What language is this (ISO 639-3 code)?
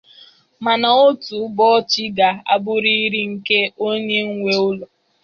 ibo